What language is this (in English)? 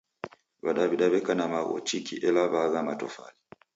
Taita